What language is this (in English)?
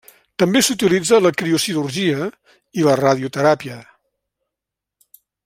Catalan